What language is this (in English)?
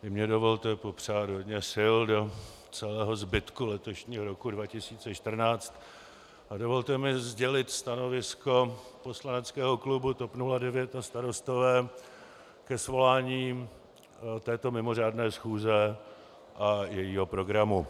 Czech